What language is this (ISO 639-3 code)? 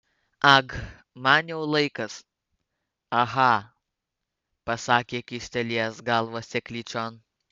lit